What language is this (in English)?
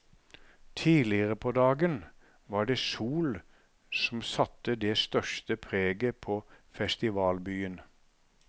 Norwegian